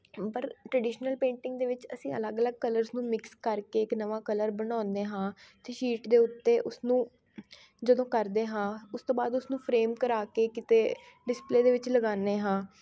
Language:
Punjabi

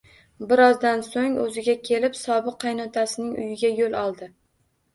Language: Uzbek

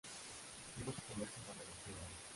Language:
Spanish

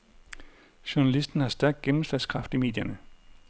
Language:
Danish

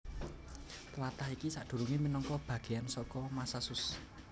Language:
Javanese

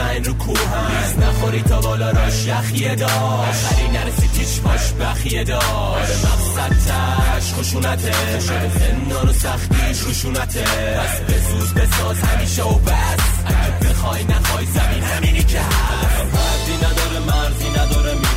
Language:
Persian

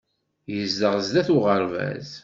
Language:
Kabyle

